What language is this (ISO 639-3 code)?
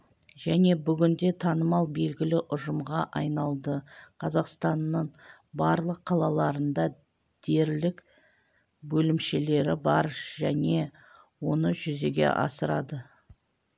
kaz